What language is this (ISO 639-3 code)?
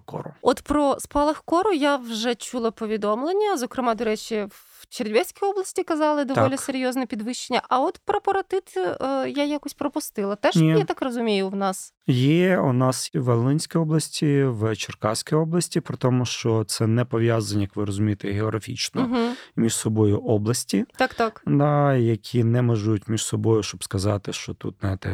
ukr